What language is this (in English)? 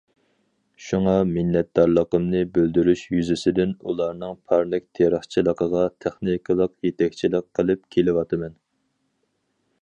Uyghur